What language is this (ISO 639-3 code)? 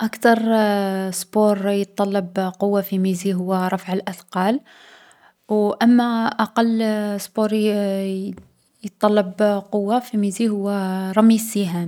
arq